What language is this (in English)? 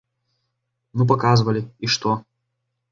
Belarusian